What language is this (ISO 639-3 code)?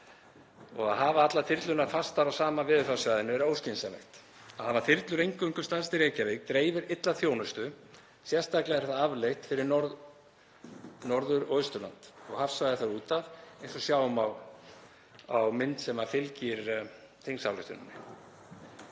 isl